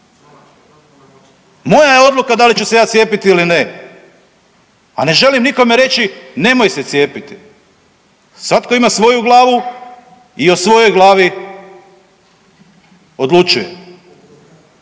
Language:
Croatian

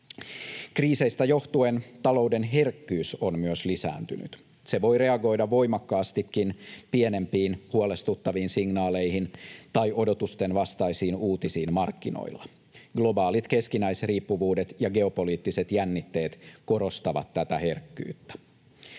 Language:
Finnish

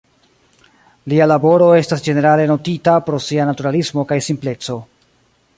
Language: Esperanto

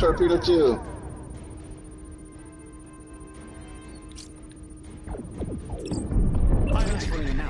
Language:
English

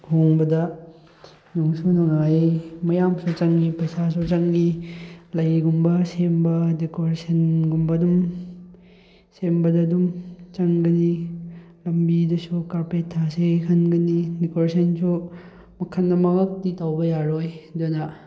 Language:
Manipuri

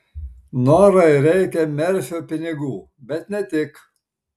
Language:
Lithuanian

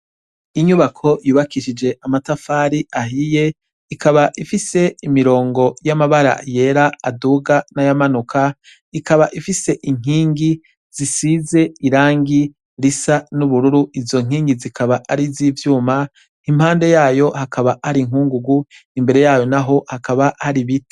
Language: Rundi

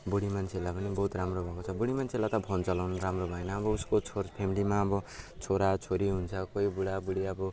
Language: Nepali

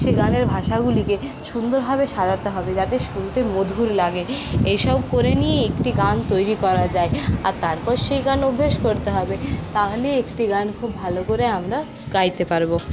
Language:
Bangla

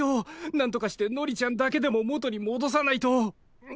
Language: Japanese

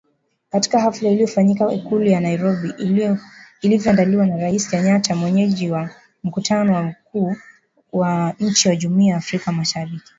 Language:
Swahili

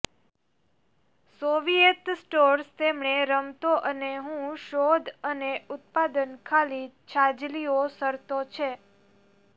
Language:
Gujarati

